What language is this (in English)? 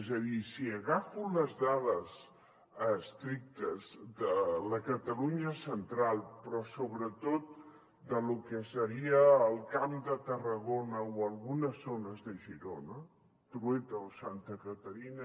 Catalan